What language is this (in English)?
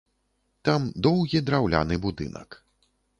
Belarusian